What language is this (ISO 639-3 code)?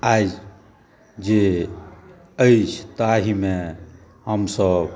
mai